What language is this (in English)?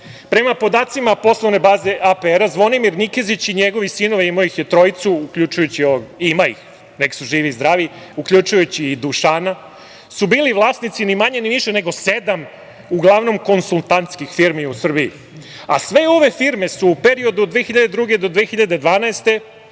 Serbian